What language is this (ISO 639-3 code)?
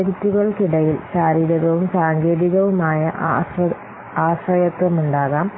mal